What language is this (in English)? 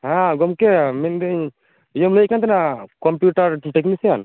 Santali